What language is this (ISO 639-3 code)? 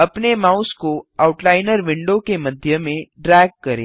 hin